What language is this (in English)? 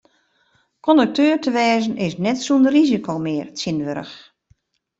Western Frisian